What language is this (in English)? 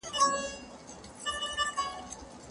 Pashto